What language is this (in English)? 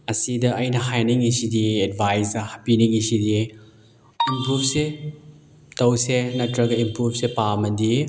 Manipuri